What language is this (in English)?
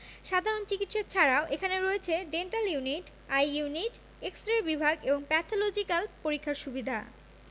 Bangla